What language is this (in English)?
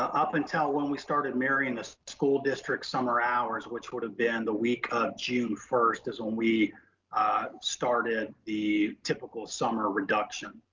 English